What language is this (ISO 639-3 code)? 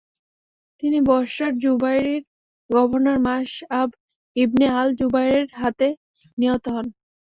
ben